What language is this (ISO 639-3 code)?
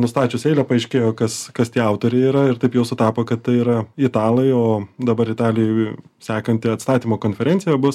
lit